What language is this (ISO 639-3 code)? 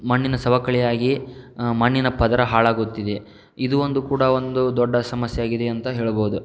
kan